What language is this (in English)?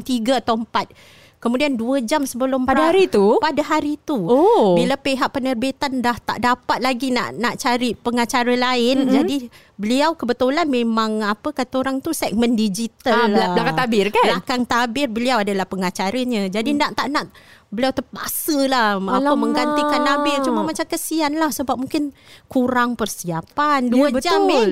Malay